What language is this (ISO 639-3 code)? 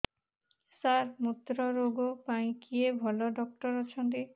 ori